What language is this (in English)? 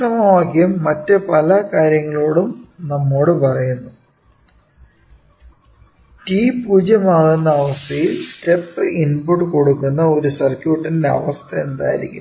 Malayalam